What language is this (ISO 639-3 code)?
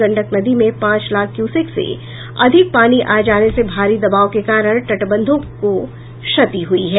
hin